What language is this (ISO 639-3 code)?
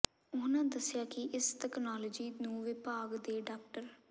pan